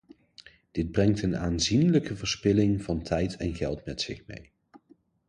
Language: Dutch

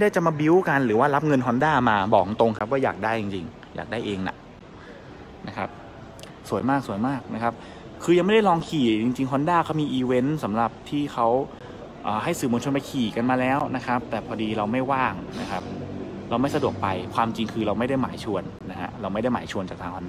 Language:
Thai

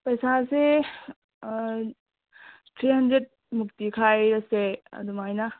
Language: Manipuri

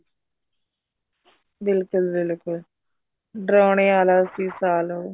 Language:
Punjabi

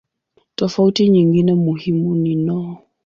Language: Swahili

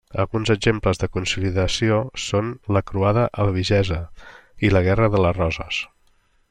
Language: Catalan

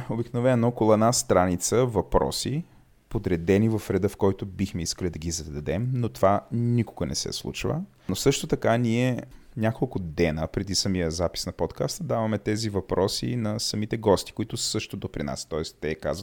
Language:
Bulgarian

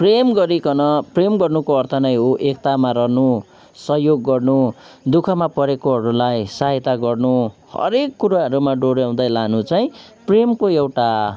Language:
Nepali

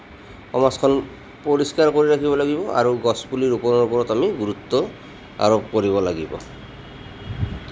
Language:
Assamese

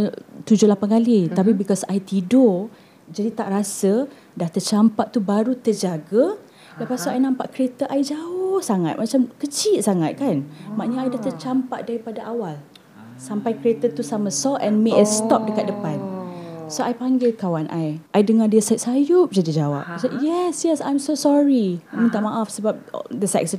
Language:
Malay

